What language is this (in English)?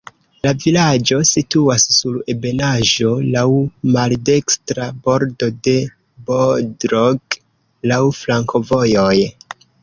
Esperanto